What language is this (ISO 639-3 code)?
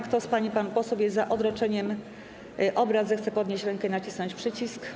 pol